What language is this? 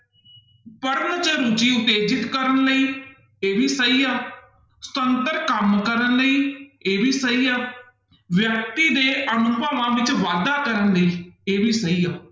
Punjabi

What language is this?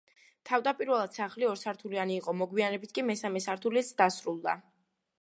Georgian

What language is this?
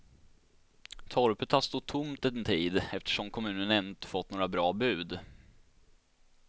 Swedish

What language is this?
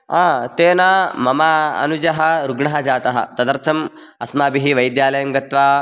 Sanskrit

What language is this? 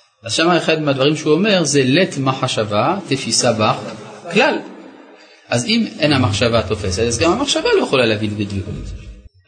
Hebrew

